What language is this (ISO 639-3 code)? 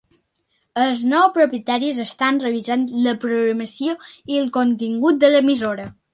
cat